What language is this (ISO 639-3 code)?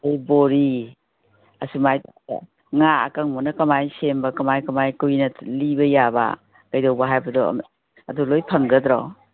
mni